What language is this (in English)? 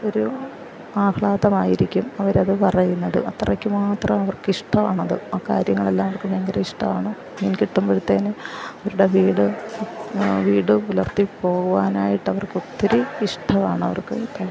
Malayalam